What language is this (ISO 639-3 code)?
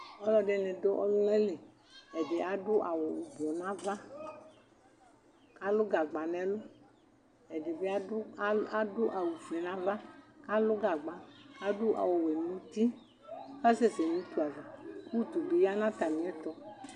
kpo